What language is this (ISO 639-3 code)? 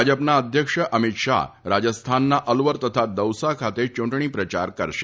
guj